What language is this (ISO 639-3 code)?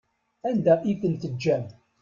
kab